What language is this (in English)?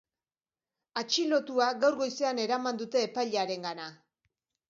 Basque